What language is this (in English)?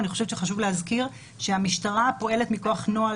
Hebrew